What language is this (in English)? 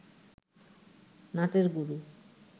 Bangla